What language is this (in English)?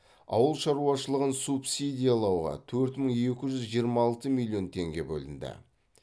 Kazakh